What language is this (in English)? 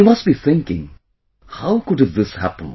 English